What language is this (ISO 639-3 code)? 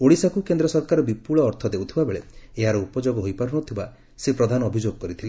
ori